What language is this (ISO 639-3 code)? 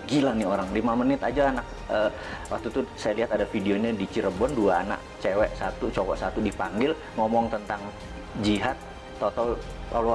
ind